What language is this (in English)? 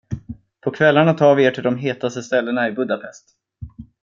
Swedish